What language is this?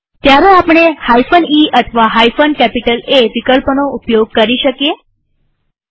Gujarati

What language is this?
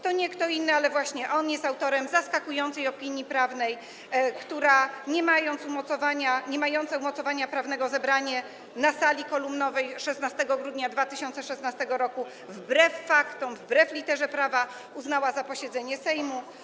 Polish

